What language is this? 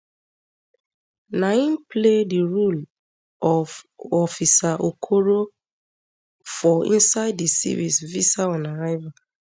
Nigerian Pidgin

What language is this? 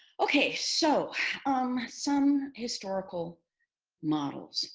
English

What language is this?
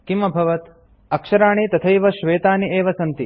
Sanskrit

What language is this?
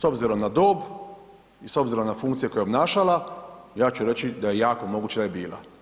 Croatian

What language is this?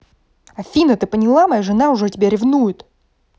Russian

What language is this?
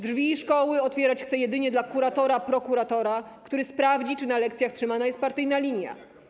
Polish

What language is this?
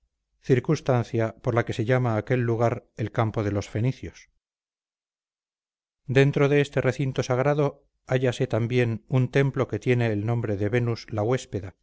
Spanish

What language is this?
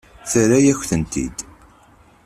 Kabyle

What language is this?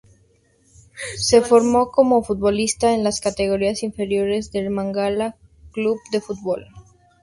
Spanish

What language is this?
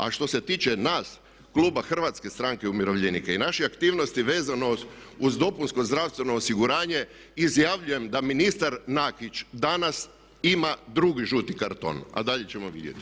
Croatian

